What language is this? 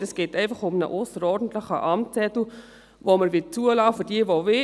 Swiss German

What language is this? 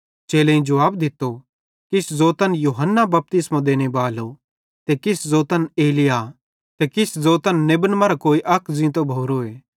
Bhadrawahi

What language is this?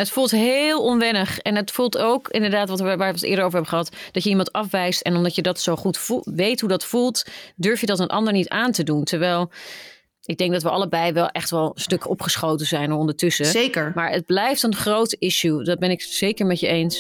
Dutch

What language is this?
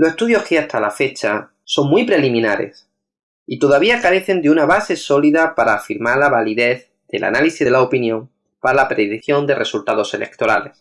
Spanish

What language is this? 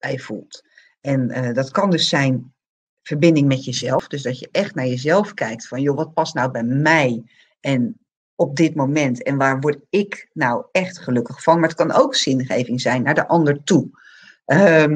Dutch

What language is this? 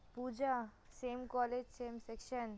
Bangla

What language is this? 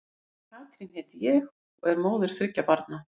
Icelandic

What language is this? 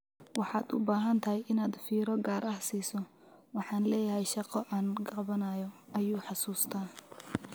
Somali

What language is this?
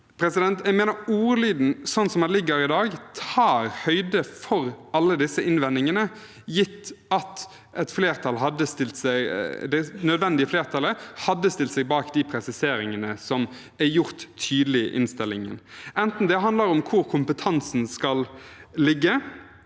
Norwegian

